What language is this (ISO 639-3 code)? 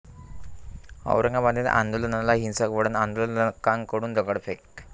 mar